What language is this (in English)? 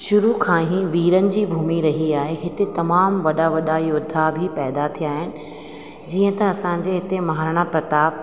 Sindhi